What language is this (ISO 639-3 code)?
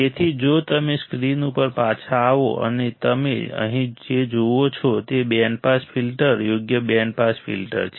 guj